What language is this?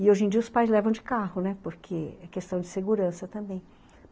Portuguese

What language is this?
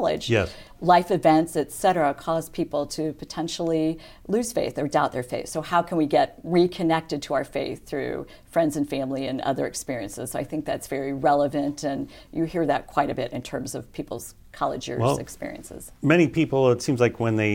English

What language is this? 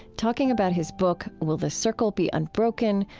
English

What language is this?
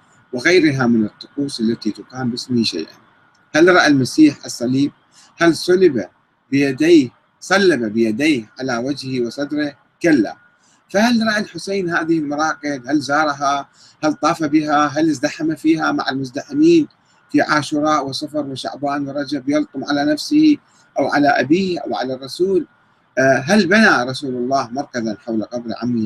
Arabic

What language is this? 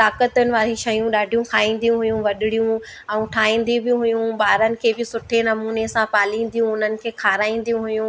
Sindhi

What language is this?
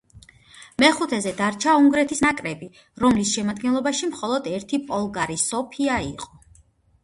Georgian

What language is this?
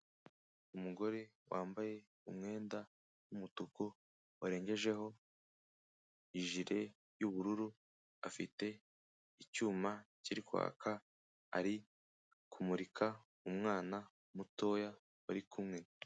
Kinyarwanda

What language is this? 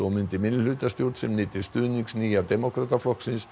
Icelandic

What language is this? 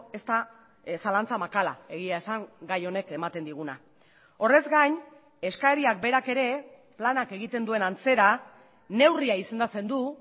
Basque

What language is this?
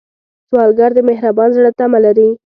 Pashto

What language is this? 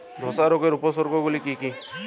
Bangla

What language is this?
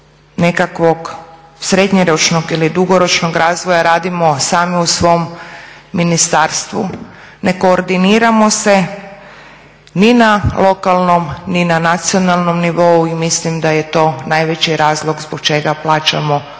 Croatian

